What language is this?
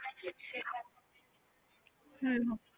Punjabi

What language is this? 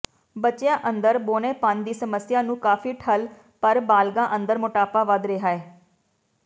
Punjabi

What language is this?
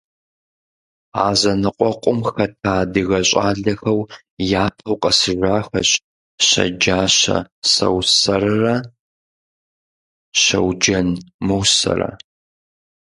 Kabardian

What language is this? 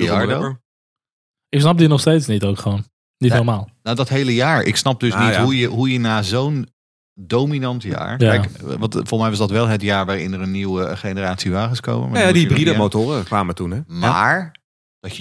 Dutch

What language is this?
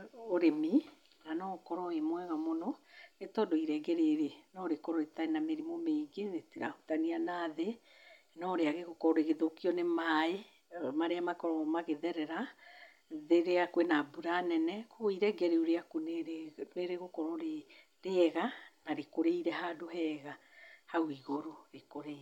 Kikuyu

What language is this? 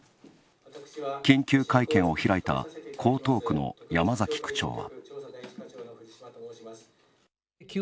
Japanese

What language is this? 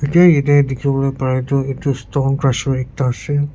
Naga Pidgin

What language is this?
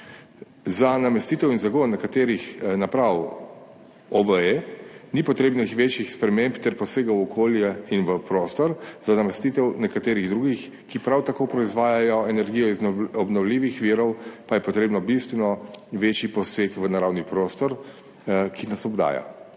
Slovenian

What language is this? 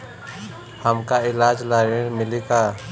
Bhojpuri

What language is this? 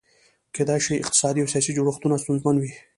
Pashto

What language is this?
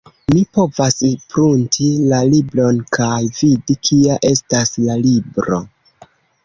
Esperanto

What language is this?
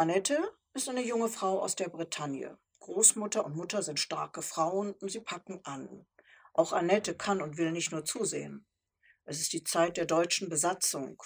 German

